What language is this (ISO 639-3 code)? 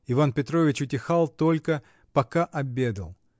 rus